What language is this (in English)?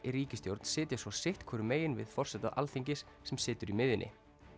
Icelandic